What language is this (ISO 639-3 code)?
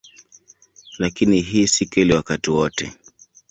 swa